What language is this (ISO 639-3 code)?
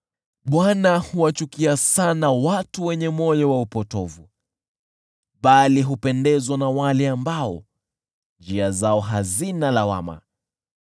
swa